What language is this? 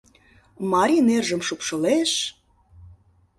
Mari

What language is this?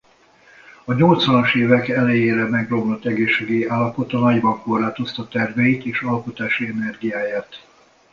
Hungarian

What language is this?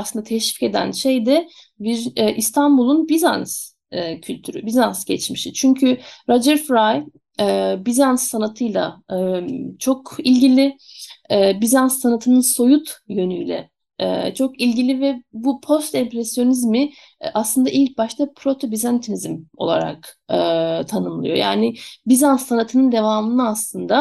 Turkish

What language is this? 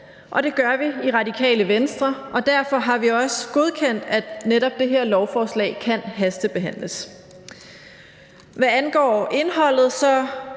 Danish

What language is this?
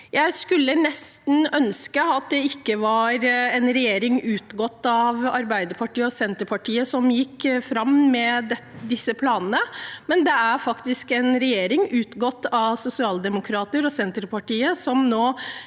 Norwegian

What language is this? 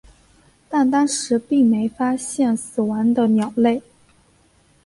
Chinese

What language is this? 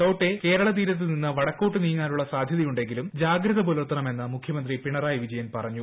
Malayalam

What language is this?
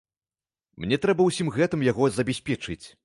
Belarusian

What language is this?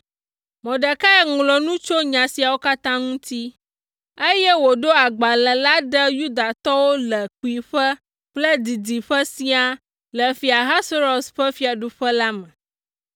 Ewe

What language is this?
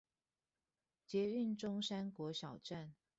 Chinese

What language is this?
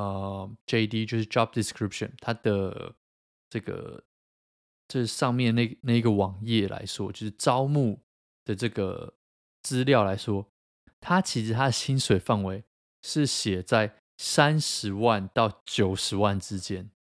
Chinese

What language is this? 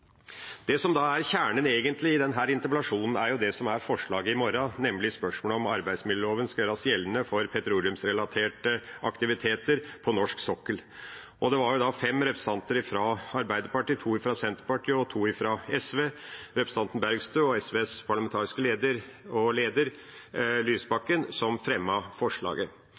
Norwegian Bokmål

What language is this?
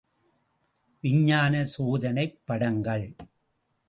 Tamil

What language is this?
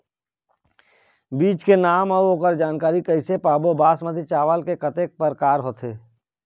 Chhattisgarhi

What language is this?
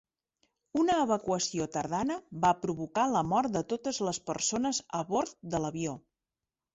Catalan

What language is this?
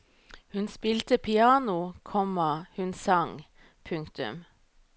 Norwegian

